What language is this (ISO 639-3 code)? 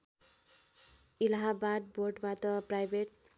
nep